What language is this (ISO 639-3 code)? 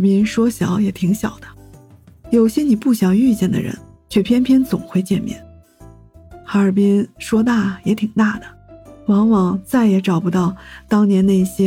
zho